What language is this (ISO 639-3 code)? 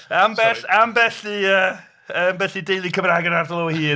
cym